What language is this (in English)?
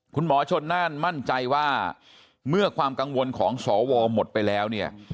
Thai